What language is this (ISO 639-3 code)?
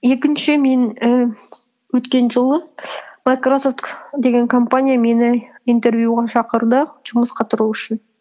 kaz